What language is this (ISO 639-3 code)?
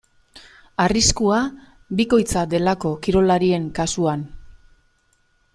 eus